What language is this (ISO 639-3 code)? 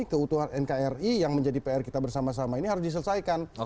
ind